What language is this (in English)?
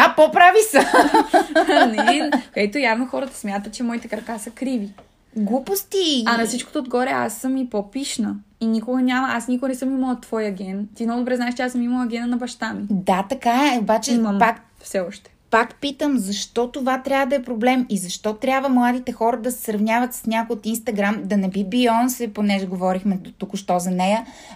Bulgarian